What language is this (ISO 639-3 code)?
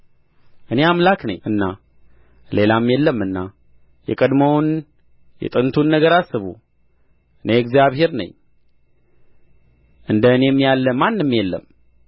amh